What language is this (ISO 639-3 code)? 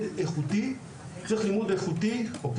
heb